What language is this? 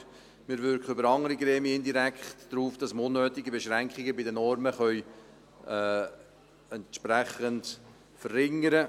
Swiss German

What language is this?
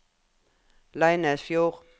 Norwegian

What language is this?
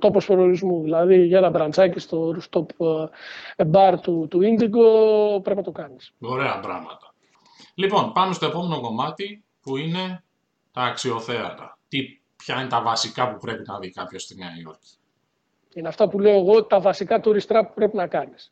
Greek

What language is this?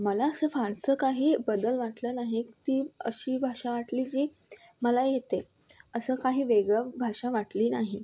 Marathi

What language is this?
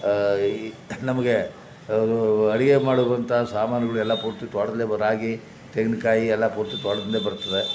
Kannada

